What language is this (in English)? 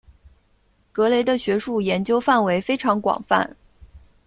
Chinese